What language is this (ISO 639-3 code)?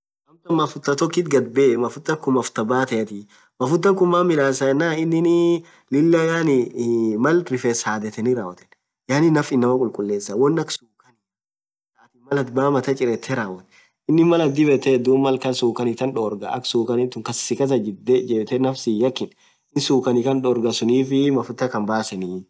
orc